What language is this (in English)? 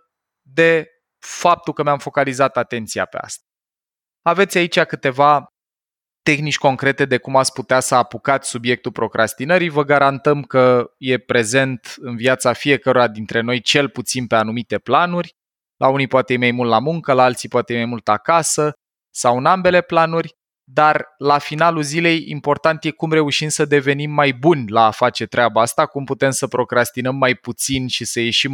Romanian